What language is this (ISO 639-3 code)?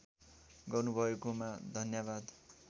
nep